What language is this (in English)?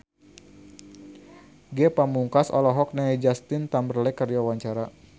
Sundanese